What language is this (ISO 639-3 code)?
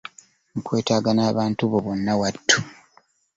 lug